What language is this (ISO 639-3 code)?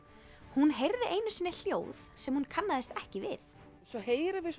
isl